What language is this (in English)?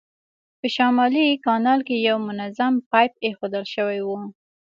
Pashto